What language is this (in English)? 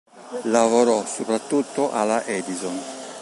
Italian